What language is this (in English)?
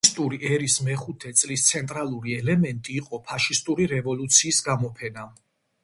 Georgian